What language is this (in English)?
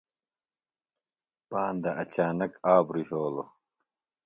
Phalura